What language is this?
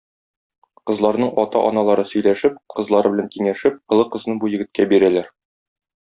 Tatar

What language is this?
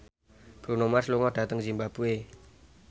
Javanese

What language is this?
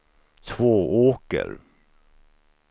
Swedish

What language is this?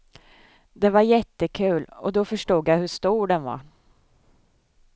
Swedish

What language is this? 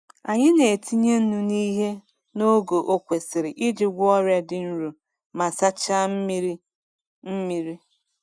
Igbo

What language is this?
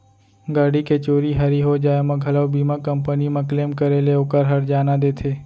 Chhattisgarhi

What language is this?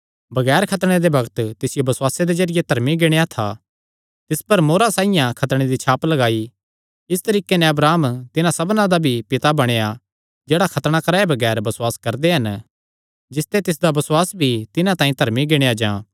Kangri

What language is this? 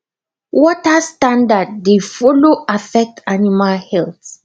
Nigerian Pidgin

